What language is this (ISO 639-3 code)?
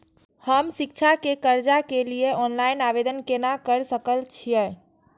mai